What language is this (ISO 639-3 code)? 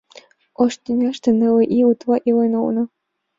chm